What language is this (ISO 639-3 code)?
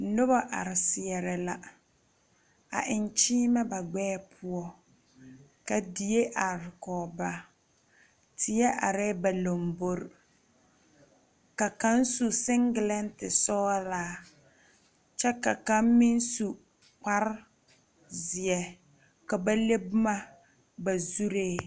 dga